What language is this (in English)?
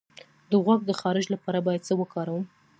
Pashto